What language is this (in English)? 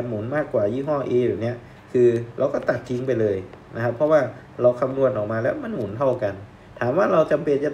Thai